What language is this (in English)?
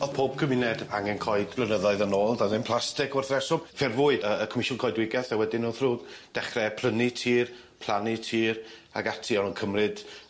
Welsh